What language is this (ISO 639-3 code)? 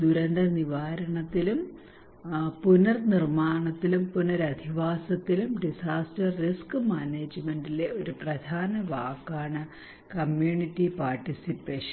mal